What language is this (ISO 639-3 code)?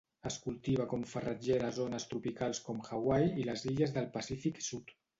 cat